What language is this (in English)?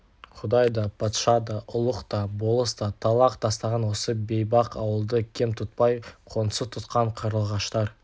Kazakh